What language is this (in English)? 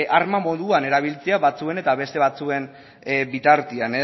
Basque